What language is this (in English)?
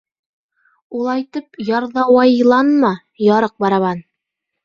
Bashkir